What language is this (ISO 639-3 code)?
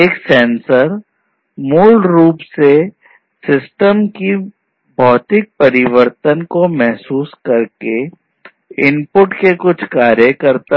hin